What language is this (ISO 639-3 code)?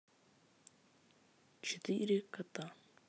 rus